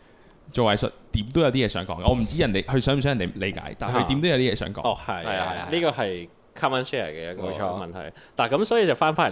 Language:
Chinese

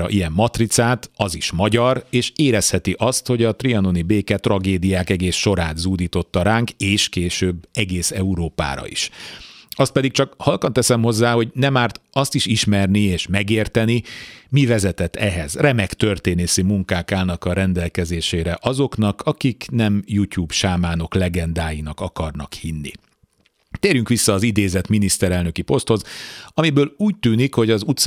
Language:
Hungarian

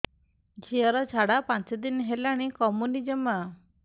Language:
Odia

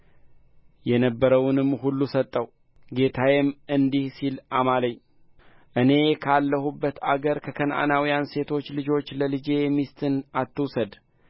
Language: Amharic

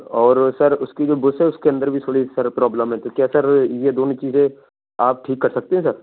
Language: Urdu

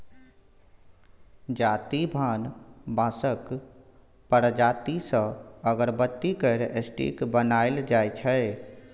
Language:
Maithili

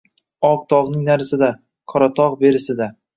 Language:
Uzbek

